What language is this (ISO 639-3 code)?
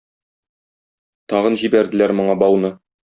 tat